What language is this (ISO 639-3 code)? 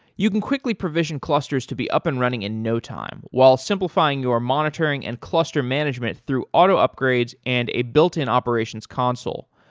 eng